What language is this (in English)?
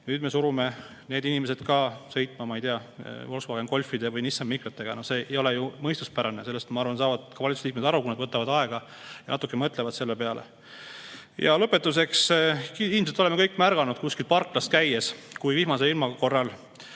Estonian